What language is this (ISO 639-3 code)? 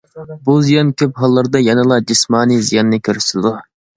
uig